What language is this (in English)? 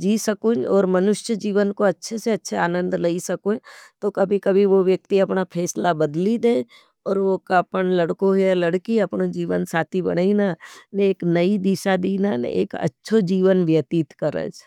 Nimadi